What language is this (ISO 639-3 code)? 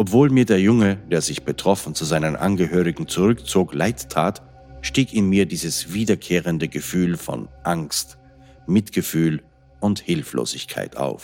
deu